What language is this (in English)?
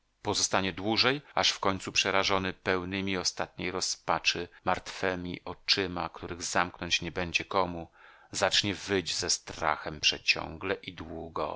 Polish